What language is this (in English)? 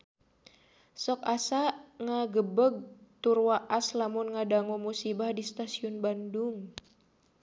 Sundanese